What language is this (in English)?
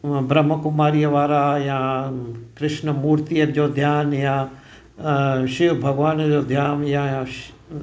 Sindhi